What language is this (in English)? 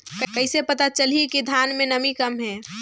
Chhattisgarhi